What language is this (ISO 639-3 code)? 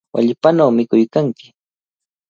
qvl